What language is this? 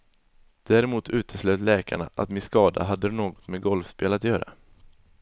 Swedish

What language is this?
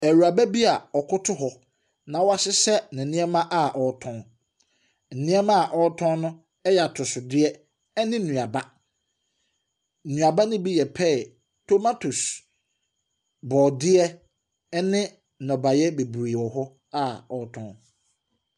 Akan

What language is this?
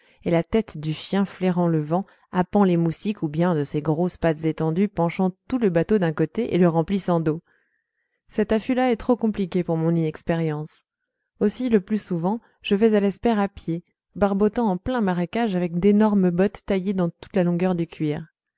French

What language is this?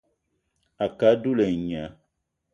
Eton (Cameroon)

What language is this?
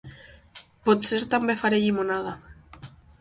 Catalan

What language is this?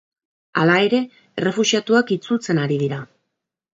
Basque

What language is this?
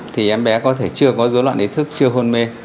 Vietnamese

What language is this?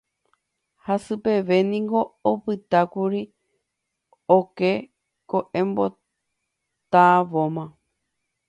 Guarani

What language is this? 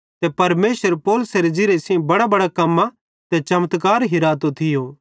Bhadrawahi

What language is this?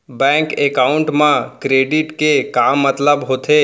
Chhattisgarhi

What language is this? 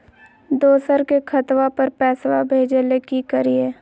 Magahi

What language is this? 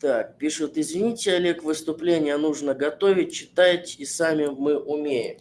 Russian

